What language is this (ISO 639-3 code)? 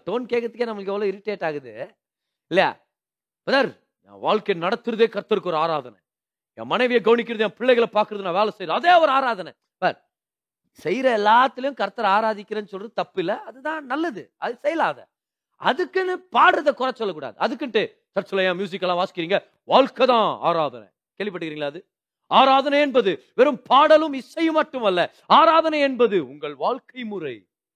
tam